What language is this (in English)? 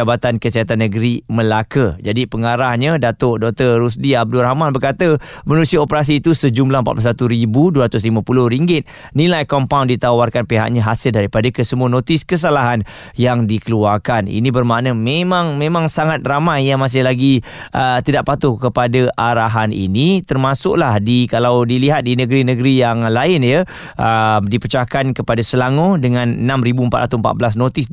Malay